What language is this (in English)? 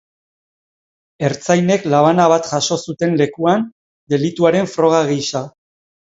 Basque